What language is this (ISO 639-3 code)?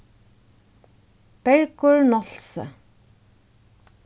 fao